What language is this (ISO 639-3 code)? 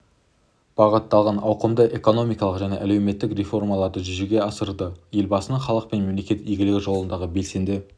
kaz